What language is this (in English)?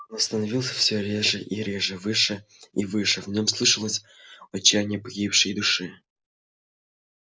Russian